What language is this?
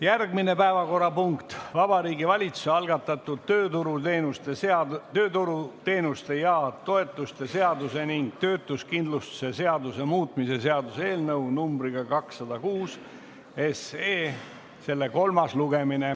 Estonian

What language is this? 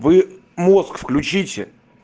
Russian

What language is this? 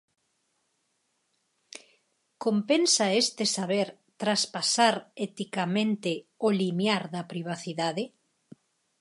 Galician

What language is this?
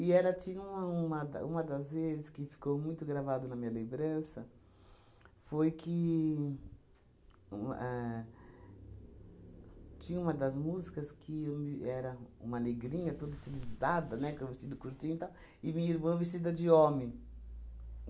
Portuguese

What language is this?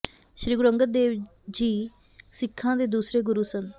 Punjabi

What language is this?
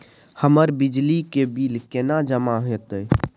Maithili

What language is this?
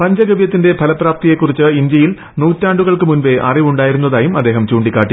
Malayalam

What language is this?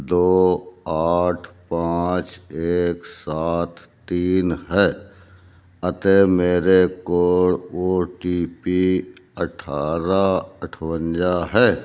Punjabi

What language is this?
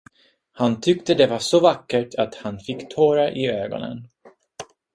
Swedish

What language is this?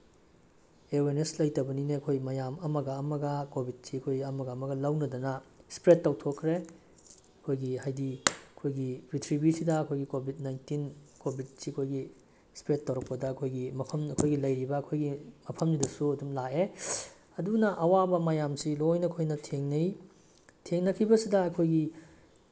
Manipuri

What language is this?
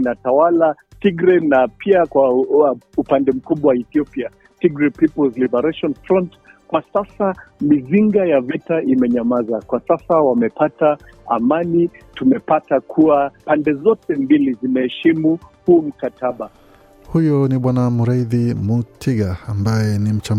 Swahili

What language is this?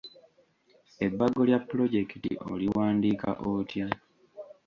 Ganda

